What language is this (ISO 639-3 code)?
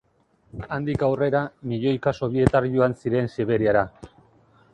eus